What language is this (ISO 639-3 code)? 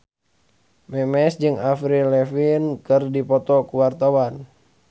sun